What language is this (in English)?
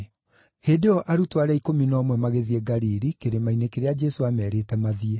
Kikuyu